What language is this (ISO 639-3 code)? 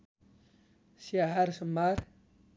nep